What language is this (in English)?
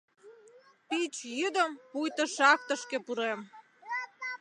Mari